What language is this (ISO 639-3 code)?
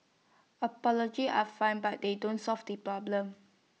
eng